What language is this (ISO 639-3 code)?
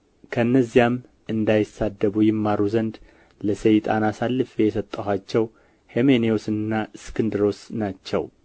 amh